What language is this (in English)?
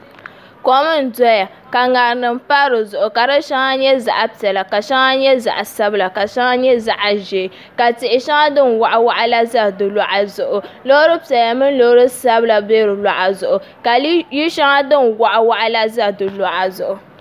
Dagbani